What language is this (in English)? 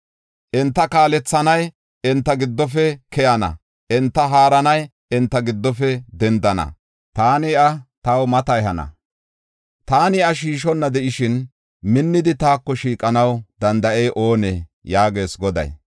Gofa